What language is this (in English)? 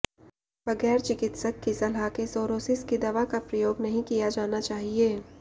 Hindi